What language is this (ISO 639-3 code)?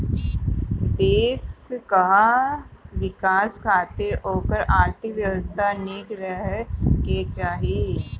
bho